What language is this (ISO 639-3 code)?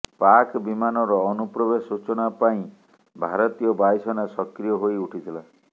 ori